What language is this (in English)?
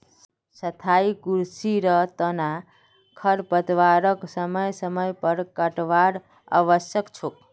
Magahi